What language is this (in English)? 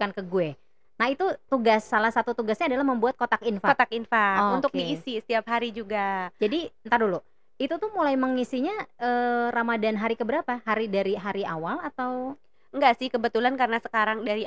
Indonesian